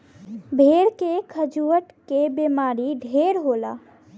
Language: Bhojpuri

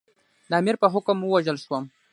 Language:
Pashto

